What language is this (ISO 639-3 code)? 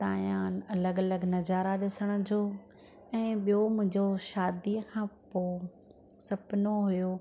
snd